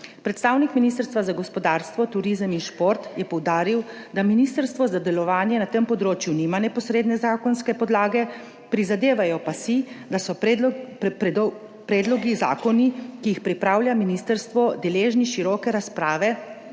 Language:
Slovenian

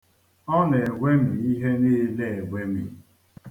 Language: Igbo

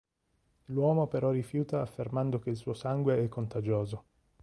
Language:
Italian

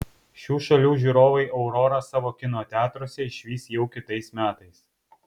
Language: Lithuanian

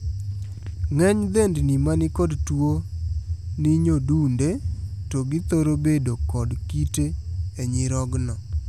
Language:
Luo (Kenya and Tanzania)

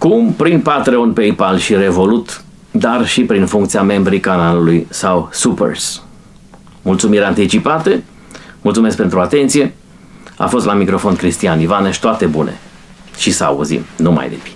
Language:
Romanian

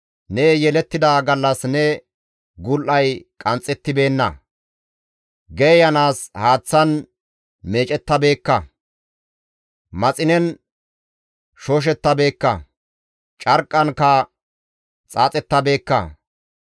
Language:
Gamo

